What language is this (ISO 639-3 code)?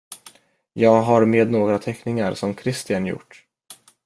swe